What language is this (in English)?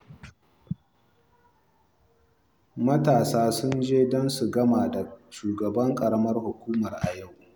Hausa